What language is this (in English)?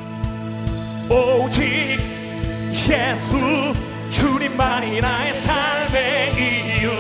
Korean